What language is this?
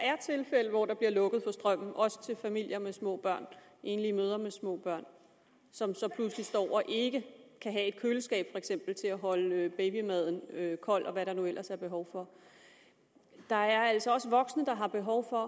Danish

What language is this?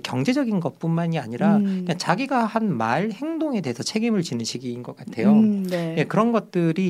Korean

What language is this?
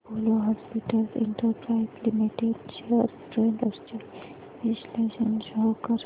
Marathi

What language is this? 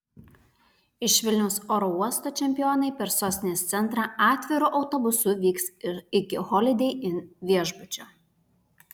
Lithuanian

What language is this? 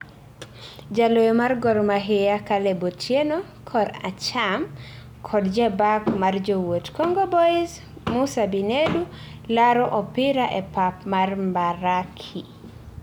Luo (Kenya and Tanzania)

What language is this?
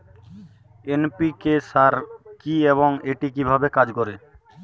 Bangla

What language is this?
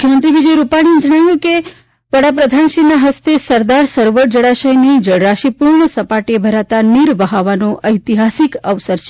Gujarati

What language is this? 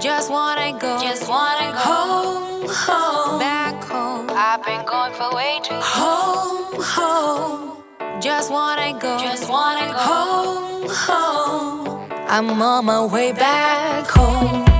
English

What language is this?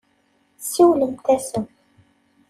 Kabyle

